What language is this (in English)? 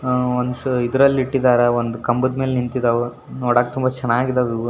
Kannada